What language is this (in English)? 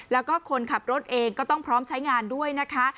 Thai